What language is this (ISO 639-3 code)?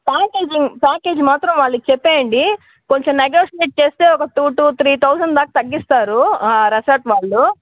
tel